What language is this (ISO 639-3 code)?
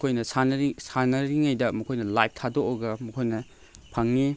mni